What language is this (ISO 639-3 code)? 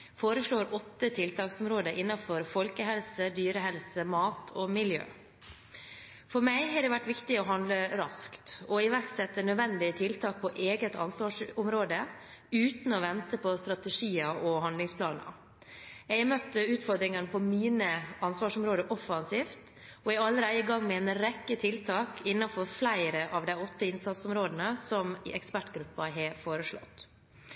nob